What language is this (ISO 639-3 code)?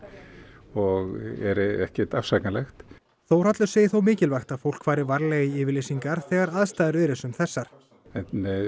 isl